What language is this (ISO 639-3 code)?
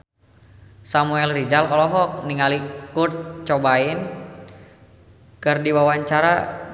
sun